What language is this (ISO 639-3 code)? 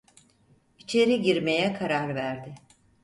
tur